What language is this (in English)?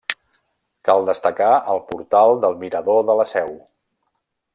Catalan